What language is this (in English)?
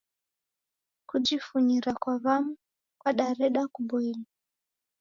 Taita